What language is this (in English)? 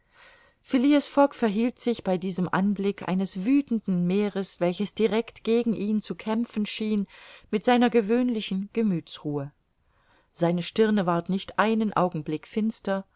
German